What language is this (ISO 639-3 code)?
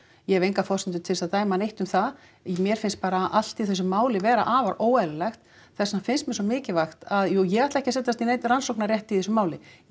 isl